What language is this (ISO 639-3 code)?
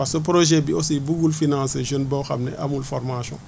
wol